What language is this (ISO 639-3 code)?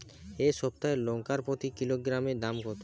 ben